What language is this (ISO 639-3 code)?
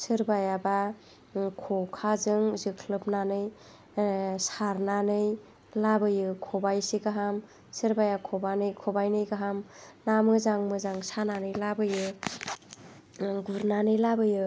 brx